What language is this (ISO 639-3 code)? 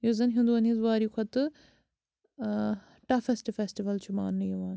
kas